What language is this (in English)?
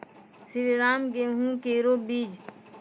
Maithili